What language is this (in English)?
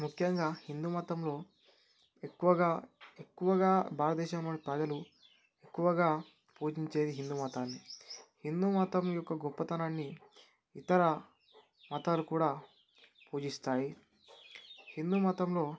Telugu